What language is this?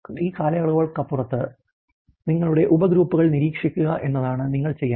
Malayalam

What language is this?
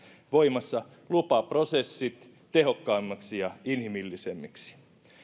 Finnish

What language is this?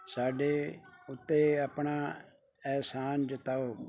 Punjabi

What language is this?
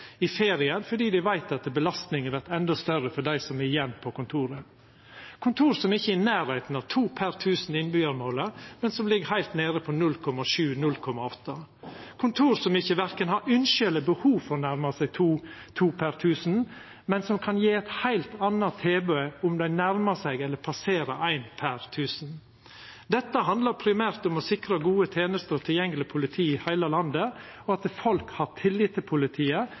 Norwegian Nynorsk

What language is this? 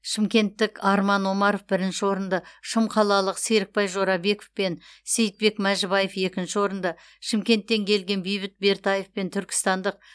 Kazakh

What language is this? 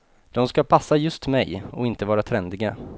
Swedish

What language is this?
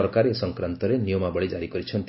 Odia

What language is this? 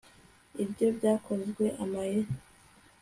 Kinyarwanda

